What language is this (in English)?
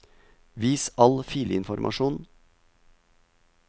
Norwegian